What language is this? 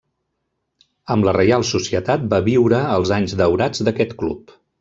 Catalan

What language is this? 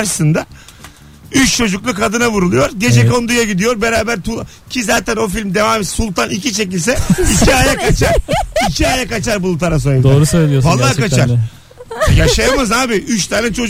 Turkish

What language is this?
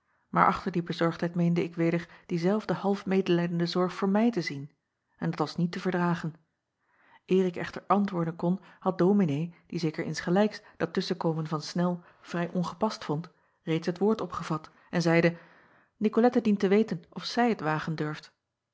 Dutch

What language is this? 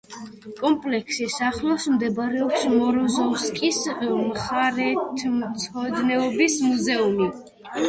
Georgian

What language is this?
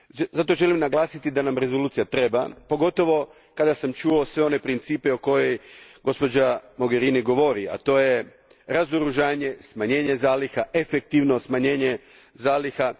Croatian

